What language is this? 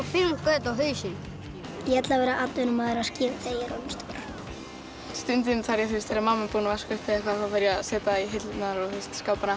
Icelandic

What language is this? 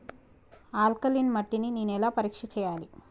Telugu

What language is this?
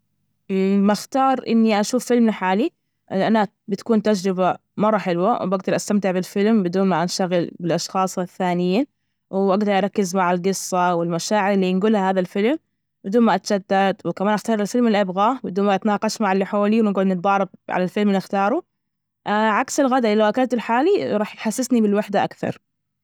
Najdi Arabic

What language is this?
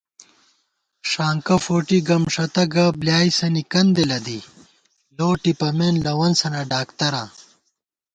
Gawar-Bati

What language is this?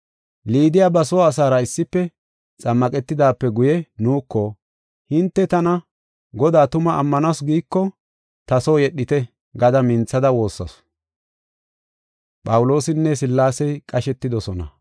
Gofa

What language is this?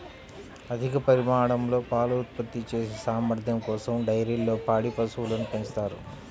Telugu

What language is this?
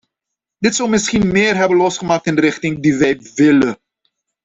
Dutch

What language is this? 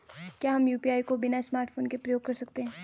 Hindi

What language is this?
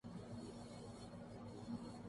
Urdu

